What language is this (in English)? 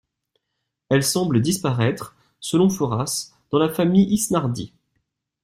French